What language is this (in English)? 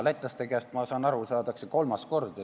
Estonian